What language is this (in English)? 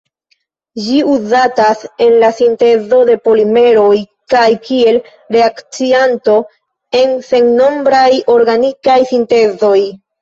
Esperanto